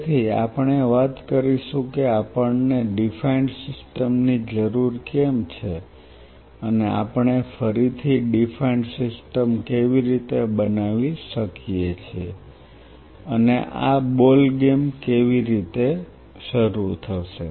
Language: Gujarati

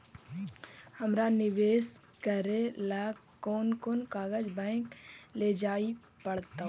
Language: Magahi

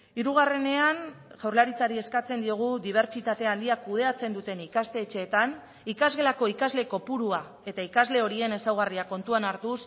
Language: Basque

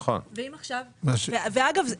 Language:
Hebrew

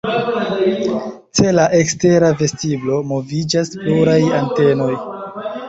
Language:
Esperanto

